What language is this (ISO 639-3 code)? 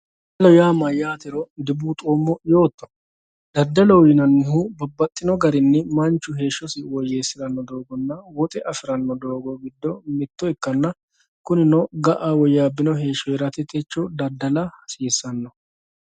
sid